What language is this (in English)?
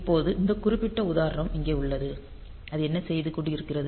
Tamil